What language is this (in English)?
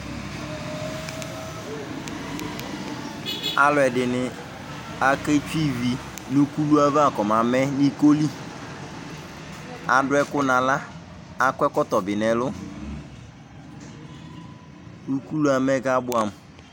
Ikposo